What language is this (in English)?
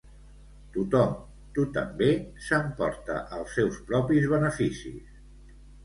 Catalan